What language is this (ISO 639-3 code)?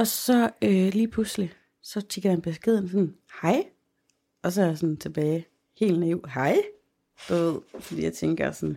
dan